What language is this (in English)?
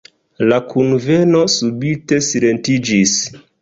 Esperanto